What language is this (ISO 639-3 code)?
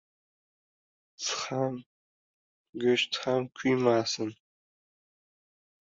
uzb